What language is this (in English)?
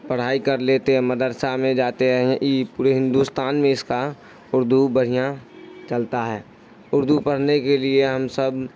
Urdu